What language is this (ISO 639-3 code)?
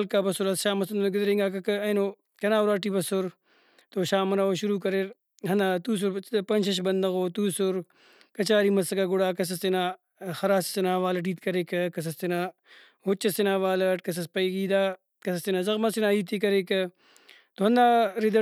brh